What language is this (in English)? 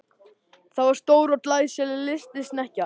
Icelandic